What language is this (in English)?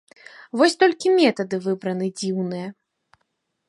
Belarusian